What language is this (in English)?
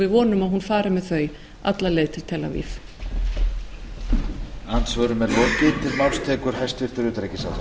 Icelandic